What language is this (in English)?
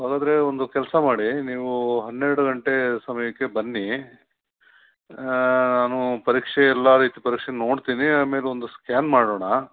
Kannada